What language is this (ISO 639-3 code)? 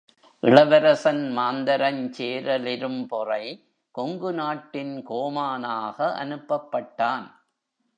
tam